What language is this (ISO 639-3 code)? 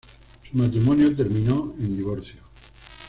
spa